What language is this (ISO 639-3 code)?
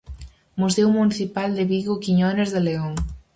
glg